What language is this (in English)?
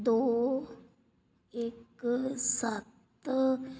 Punjabi